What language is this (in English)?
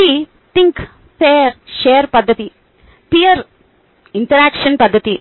Telugu